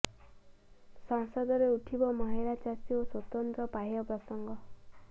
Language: Odia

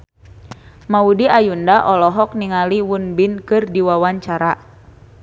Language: Sundanese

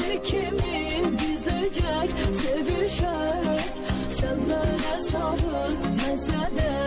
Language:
Arabic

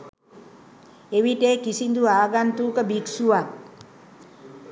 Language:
Sinhala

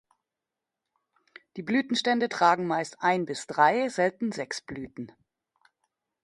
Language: German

